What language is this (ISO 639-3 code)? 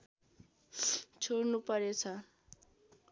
nep